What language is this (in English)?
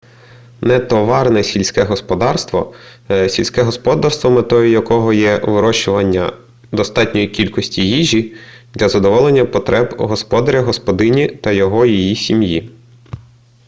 Ukrainian